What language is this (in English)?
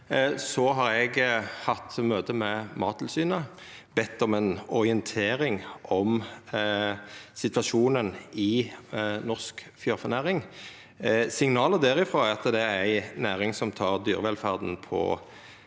Norwegian